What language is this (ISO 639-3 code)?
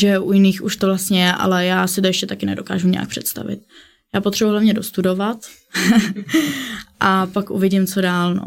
ces